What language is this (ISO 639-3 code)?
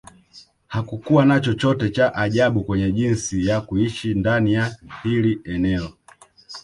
swa